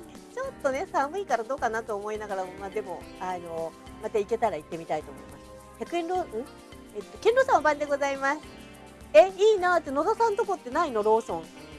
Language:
Japanese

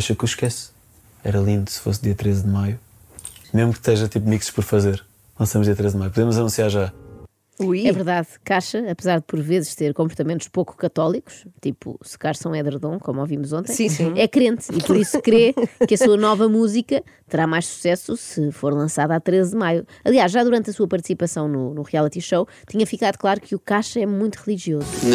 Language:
Portuguese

